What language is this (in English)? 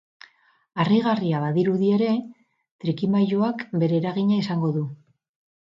Basque